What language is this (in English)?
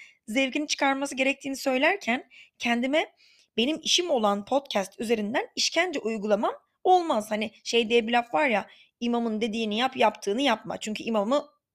Turkish